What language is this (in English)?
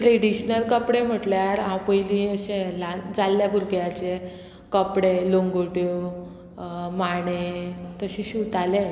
Konkani